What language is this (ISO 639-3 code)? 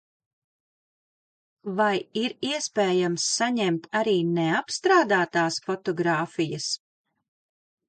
lav